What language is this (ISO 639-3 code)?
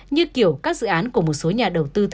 vie